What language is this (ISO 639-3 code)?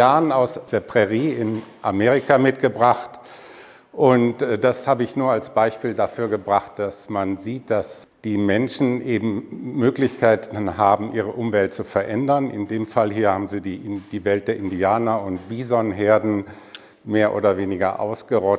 deu